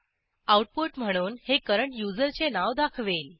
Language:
Marathi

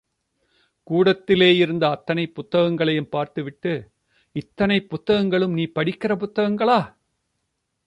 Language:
Tamil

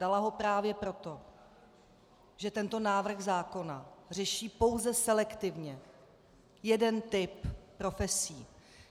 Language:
Czech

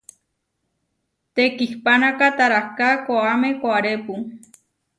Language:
Huarijio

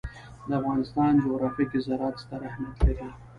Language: Pashto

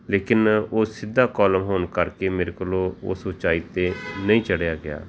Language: Punjabi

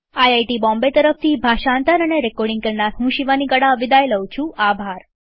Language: Gujarati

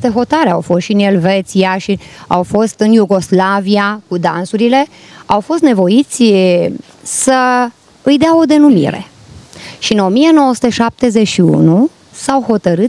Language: Romanian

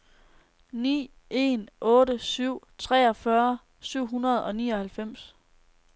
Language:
Danish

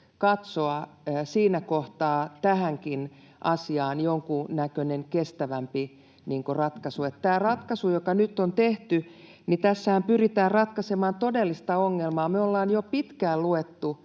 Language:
Finnish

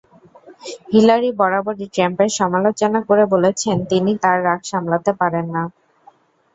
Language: Bangla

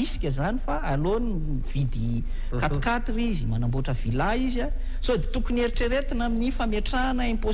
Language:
Indonesian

